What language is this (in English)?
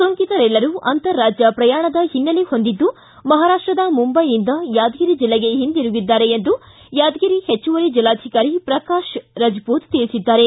Kannada